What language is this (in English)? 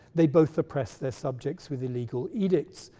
English